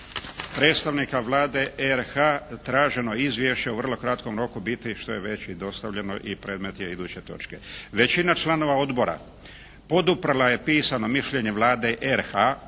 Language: Croatian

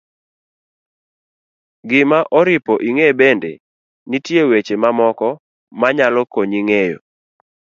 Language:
Luo (Kenya and Tanzania)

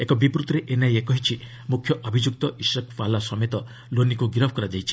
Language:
Odia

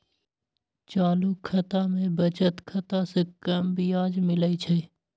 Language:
Magahi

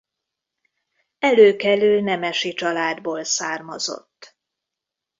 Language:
Hungarian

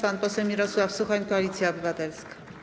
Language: Polish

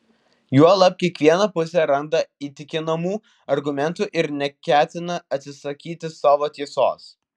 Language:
Lithuanian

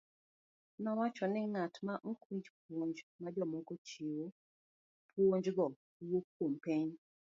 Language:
Luo (Kenya and Tanzania)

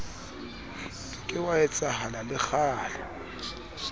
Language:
Southern Sotho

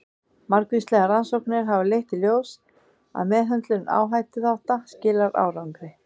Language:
Icelandic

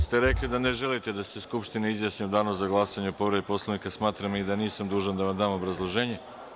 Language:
Serbian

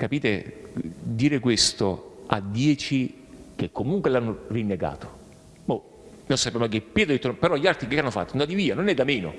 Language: Italian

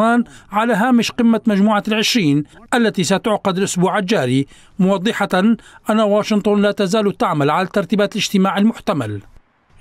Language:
Arabic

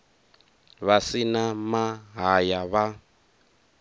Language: Venda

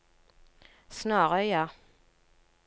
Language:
Norwegian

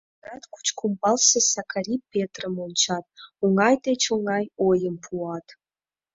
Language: Mari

